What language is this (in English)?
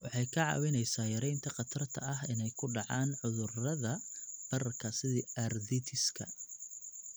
Somali